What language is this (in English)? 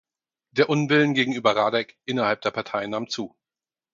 German